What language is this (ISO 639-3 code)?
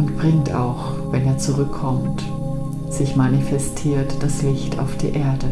deu